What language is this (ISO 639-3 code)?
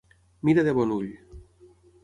cat